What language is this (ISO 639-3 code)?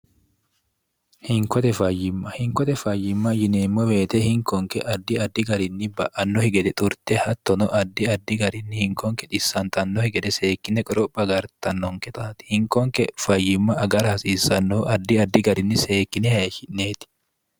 sid